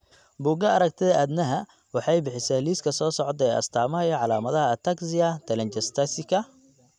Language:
Somali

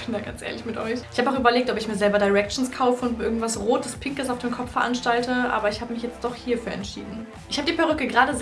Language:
German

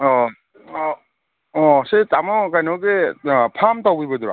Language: Manipuri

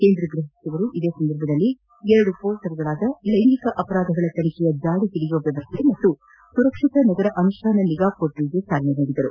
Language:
Kannada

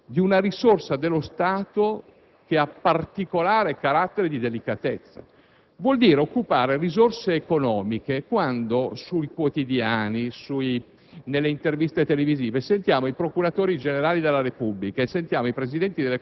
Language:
Italian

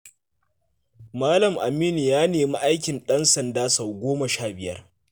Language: Hausa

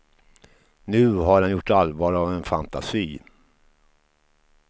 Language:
Swedish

